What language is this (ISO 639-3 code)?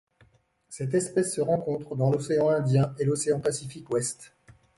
fra